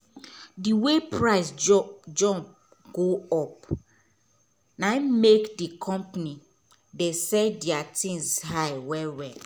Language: Nigerian Pidgin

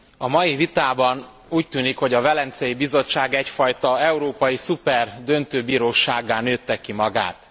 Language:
Hungarian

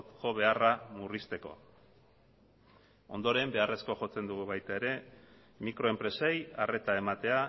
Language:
Basque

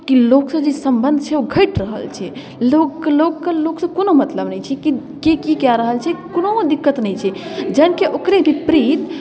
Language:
Maithili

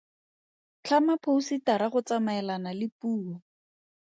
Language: Tswana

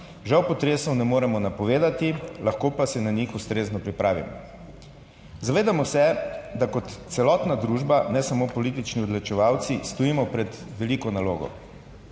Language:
Slovenian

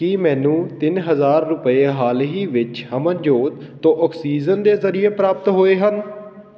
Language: Punjabi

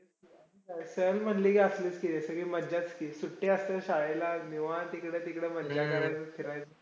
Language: Marathi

